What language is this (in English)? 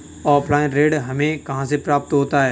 Hindi